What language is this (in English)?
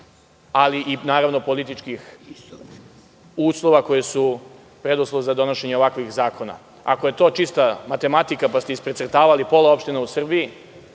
Serbian